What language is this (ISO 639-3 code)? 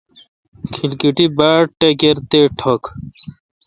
xka